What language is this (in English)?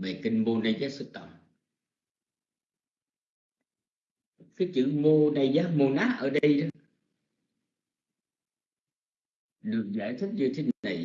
Vietnamese